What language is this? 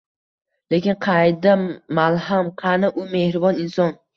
Uzbek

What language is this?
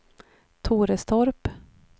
Swedish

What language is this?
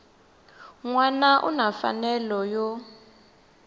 Tsonga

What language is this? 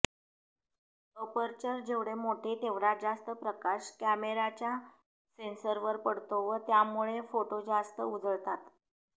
Marathi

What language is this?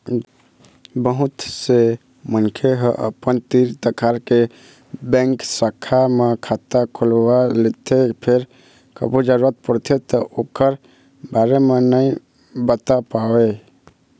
Chhattisgarhi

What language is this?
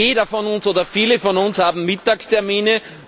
German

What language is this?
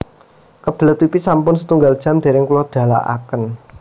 Javanese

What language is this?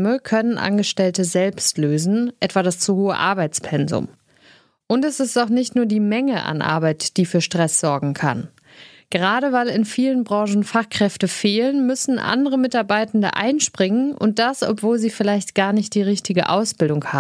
German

